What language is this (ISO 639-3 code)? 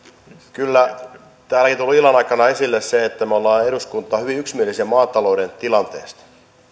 fin